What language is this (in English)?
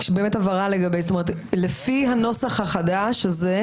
Hebrew